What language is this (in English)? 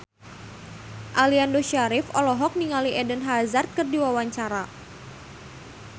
Sundanese